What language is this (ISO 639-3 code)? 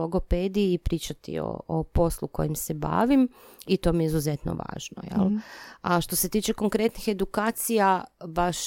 hrv